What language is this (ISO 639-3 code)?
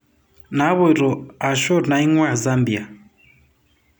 mas